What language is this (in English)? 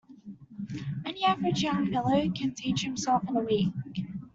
English